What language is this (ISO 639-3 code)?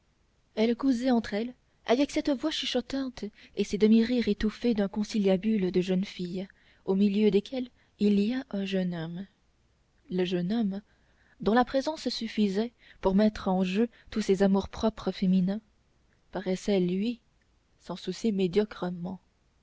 fra